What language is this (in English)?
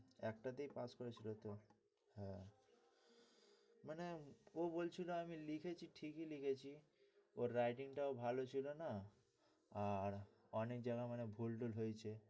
Bangla